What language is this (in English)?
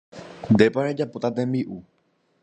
Guarani